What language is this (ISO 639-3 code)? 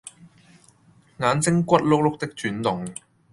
yue